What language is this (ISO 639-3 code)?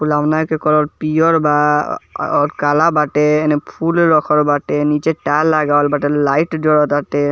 bho